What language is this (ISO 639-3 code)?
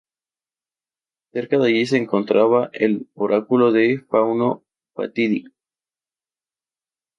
spa